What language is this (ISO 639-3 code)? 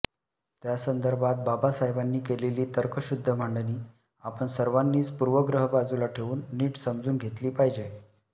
mar